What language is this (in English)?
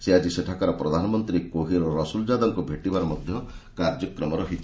Odia